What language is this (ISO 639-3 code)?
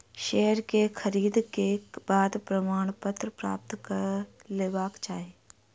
mai